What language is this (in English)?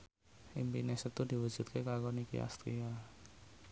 Javanese